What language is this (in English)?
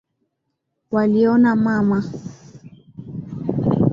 Swahili